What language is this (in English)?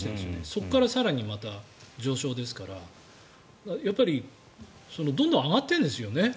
Japanese